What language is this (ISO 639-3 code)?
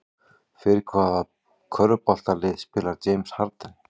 isl